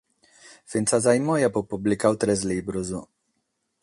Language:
Sardinian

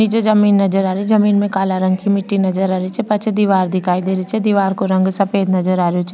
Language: Rajasthani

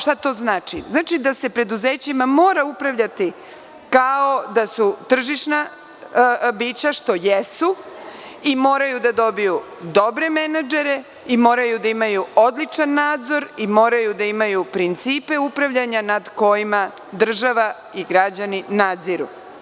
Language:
Serbian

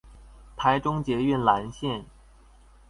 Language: Chinese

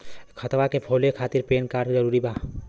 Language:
Bhojpuri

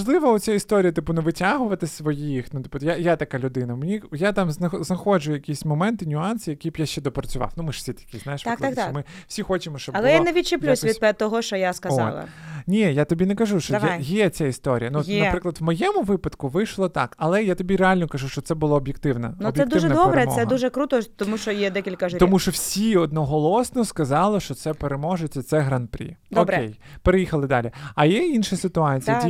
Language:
Ukrainian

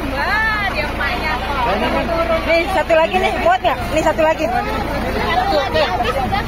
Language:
Indonesian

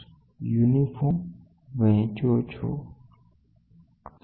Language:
Gujarati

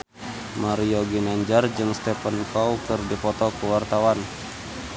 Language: Sundanese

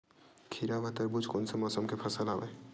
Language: Chhattisgarhi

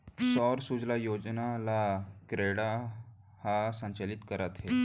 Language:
Chhattisgarhi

